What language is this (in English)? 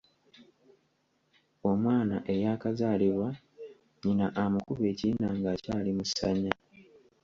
Ganda